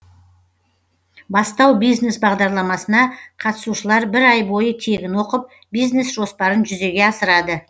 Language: Kazakh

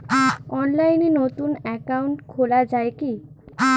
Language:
Bangla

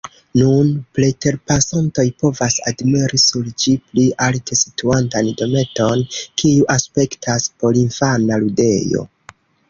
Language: Esperanto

